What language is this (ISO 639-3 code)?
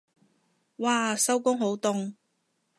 yue